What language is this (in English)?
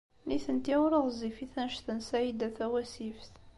Kabyle